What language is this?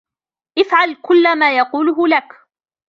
Arabic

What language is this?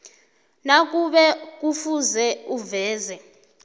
South Ndebele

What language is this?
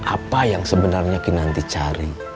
Indonesian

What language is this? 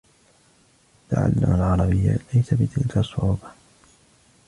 Arabic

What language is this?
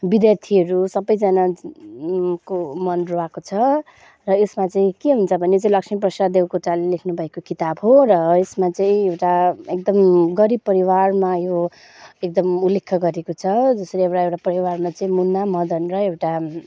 Nepali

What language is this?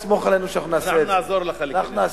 Hebrew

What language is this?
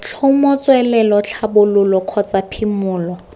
Tswana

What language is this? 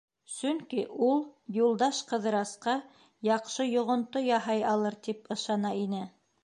Bashkir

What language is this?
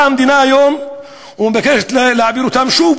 Hebrew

